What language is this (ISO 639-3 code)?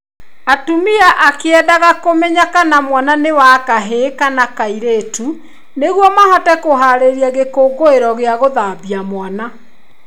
kik